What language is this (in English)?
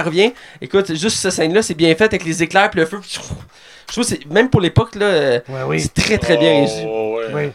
French